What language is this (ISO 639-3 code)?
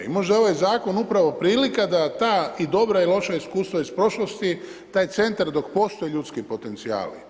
hrv